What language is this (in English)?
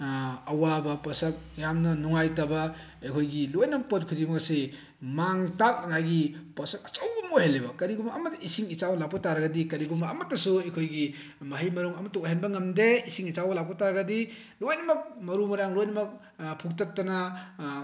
Manipuri